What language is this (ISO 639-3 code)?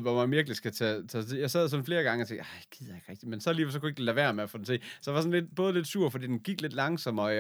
dan